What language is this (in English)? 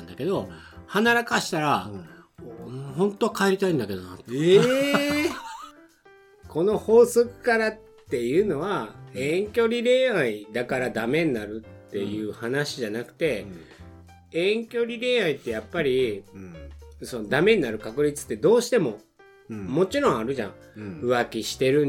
Japanese